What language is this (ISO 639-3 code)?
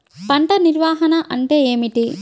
tel